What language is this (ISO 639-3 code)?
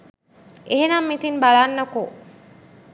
sin